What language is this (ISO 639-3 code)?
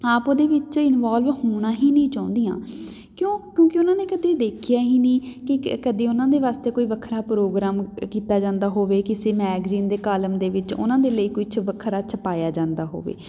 pan